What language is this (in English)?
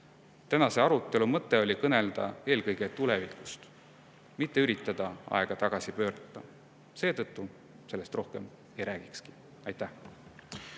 Estonian